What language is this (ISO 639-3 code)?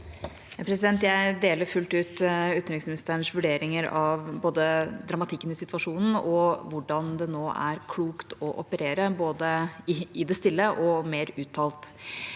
nor